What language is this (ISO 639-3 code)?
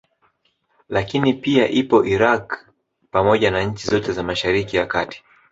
swa